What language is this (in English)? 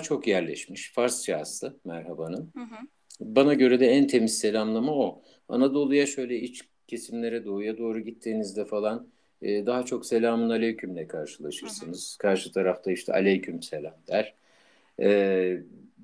Turkish